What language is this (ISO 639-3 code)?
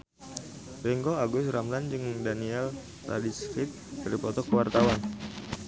sun